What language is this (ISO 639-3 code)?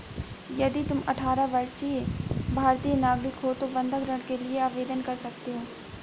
hin